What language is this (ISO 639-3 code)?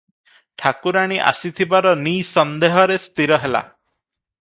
ori